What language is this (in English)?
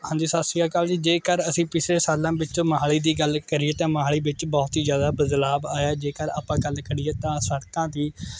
Punjabi